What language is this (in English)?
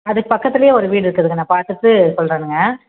Tamil